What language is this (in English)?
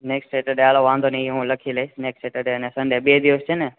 Gujarati